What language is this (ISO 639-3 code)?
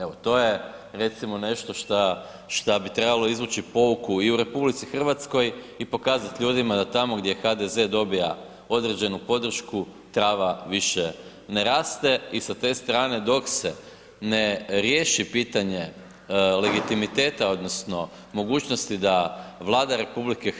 hrv